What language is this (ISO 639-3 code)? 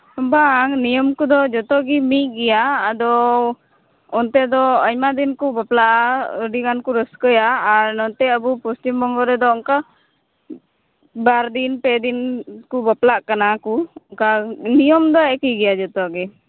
sat